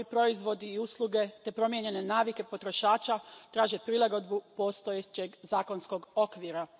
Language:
Croatian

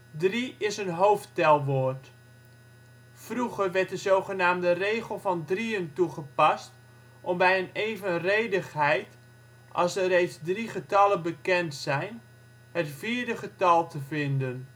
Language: Dutch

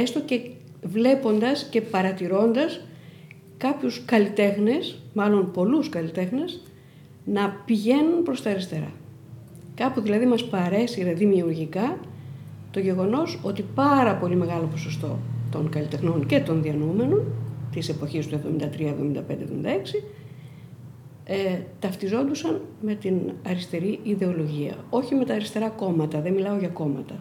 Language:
Greek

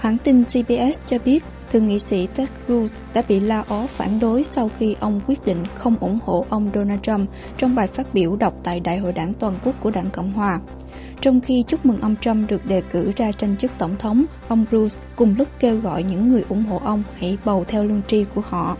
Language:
Vietnamese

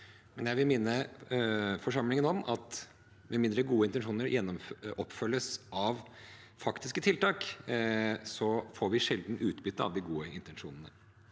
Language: Norwegian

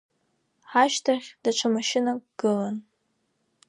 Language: Abkhazian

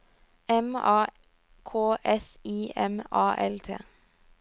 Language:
Norwegian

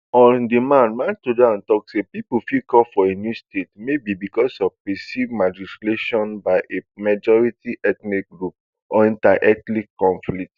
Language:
Nigerian Pidgin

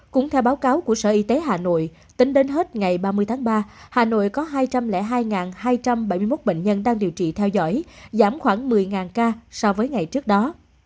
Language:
Vietnamese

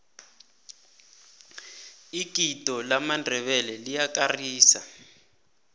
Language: South Ndebele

